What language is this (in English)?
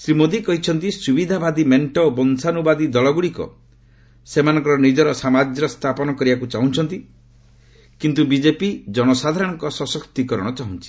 Odia